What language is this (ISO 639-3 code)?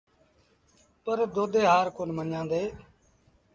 sbn